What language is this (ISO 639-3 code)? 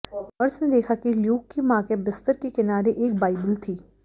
hin